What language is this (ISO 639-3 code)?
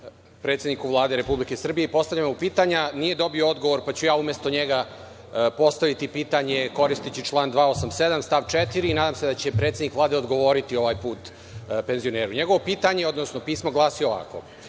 srp